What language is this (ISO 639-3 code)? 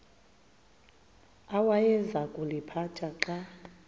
xho